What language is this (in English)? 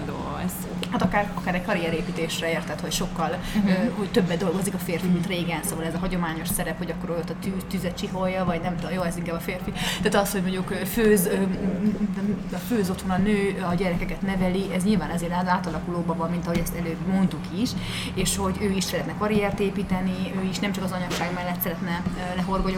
Hungarian